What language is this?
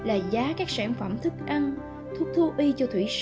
Vietnamese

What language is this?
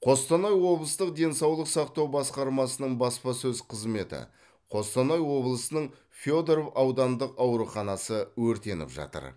Kazakh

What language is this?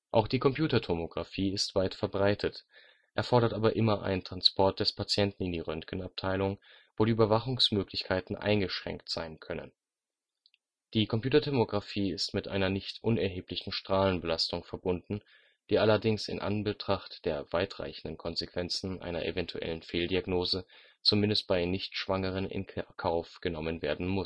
German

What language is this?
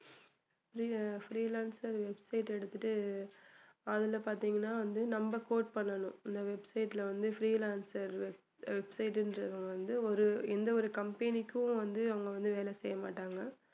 Tamil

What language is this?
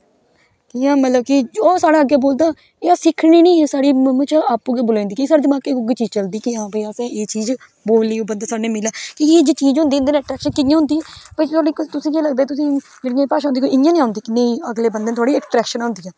Dogri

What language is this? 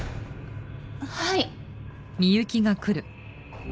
Japanese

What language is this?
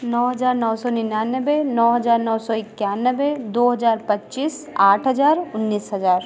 Hindi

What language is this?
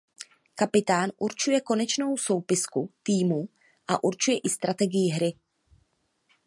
Czech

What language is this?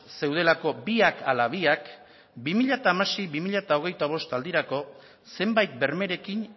Basque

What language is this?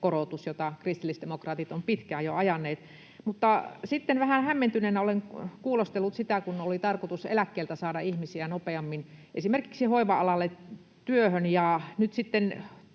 Finnish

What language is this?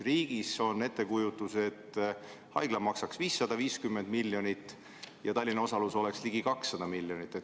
Estonian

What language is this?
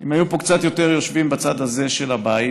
Hebrew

